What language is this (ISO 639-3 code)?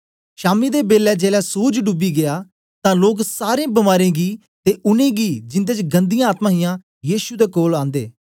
doi